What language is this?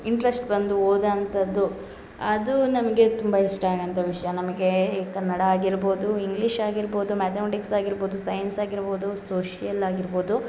Kannada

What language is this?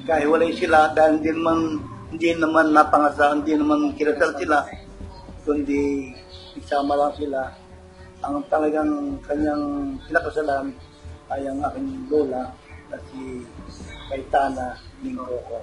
Filipino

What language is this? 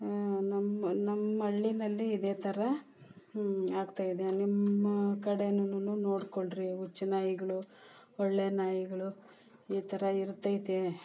Kannada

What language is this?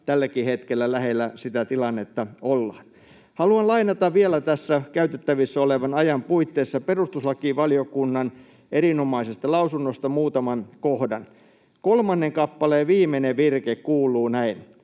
Finnish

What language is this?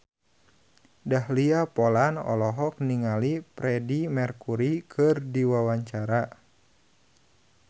Sundanese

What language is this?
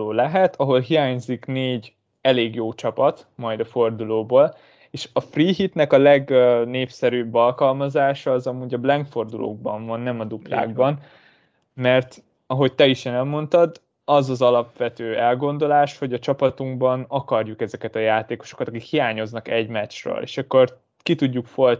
Hungarian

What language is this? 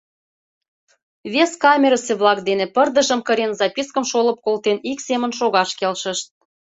Mari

